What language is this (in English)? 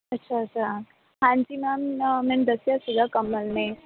Punjabi